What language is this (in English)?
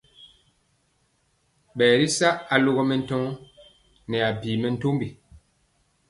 Mpiemo